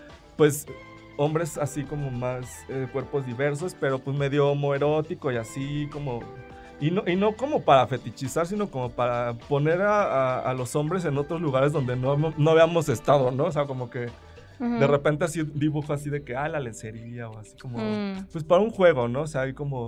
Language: Spanish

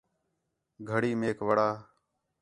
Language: Khetrani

